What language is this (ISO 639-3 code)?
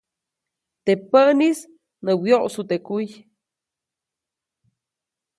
zoc